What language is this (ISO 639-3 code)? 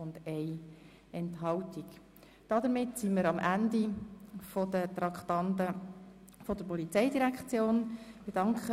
gsw